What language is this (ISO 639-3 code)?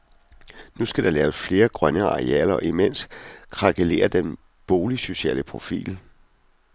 dan